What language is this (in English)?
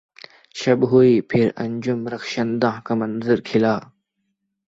Urdu